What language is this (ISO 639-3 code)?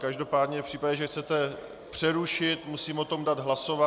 ces